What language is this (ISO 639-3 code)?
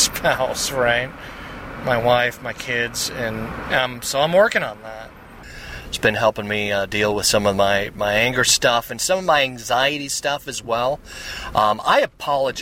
eng